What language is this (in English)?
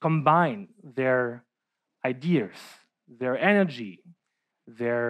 English